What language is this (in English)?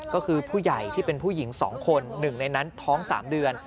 Thai